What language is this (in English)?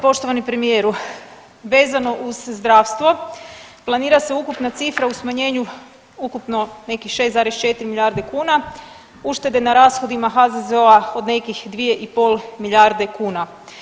Croatian